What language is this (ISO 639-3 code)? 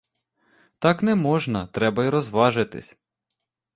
ukr